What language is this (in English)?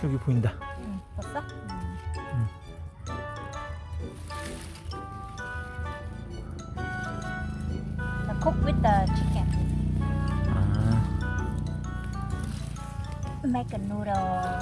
Korean